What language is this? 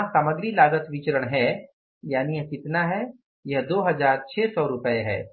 Hindi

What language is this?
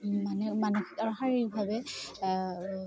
Assamese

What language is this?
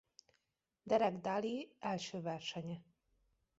Hungarian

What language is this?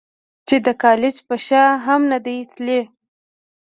Pashto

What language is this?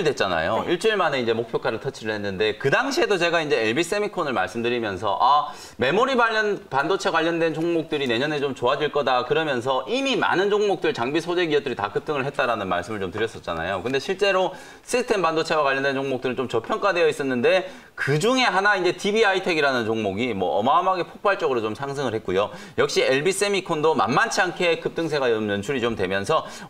Korean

